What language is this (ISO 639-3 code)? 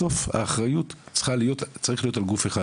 heb